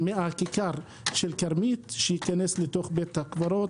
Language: Hebrew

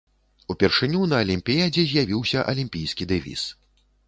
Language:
Belarusian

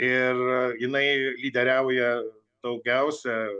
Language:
Lithuanian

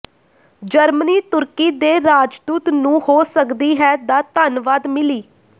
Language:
Punjabi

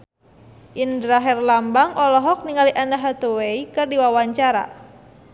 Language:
Sundanese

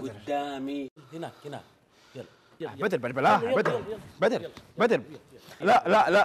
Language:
Arabic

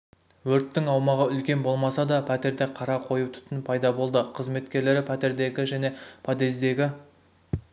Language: Kazakh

